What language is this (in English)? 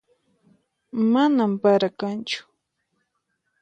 Puno Quechua